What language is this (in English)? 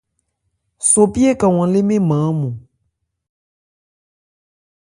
Ebrié